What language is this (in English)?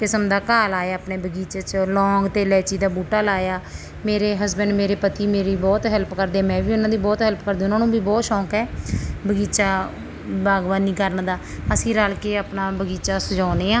Punjabi